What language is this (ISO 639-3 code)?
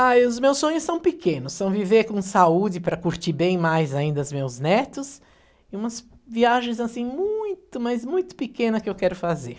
por